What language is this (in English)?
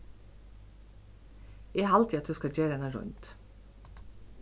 Faroese